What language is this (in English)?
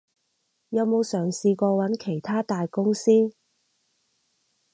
Cantonese